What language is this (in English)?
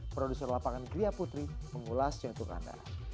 Indonesian